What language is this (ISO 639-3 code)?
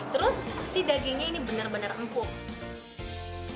ind